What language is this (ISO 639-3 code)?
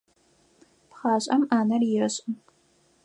ady